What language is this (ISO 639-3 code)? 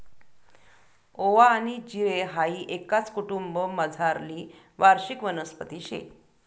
mar